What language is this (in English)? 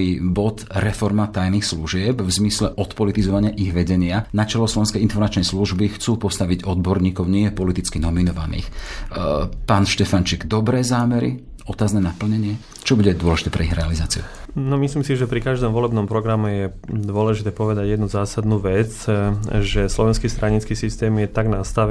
Slovak